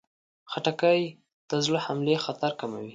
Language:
Pashto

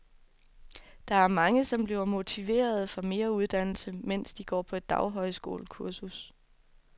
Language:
Danish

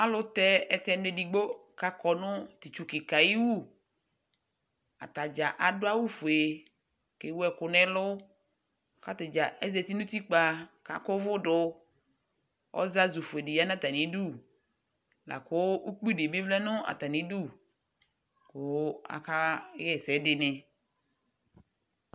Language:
Ikposo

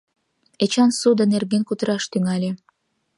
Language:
Mari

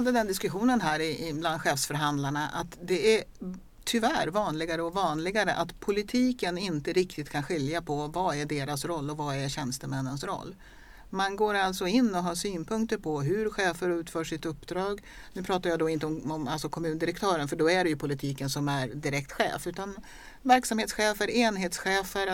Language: Swedish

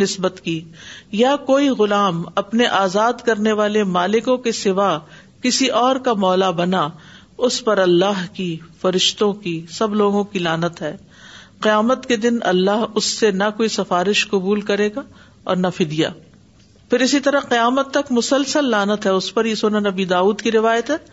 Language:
Urdu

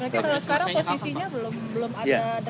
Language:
Indonesian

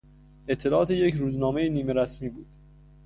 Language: Persian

